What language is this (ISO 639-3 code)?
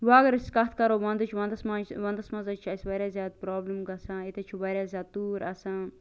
kas